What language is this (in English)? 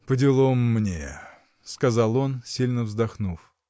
Russian